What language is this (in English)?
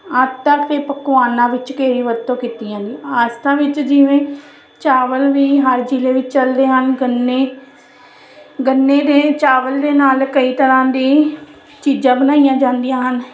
Punjabi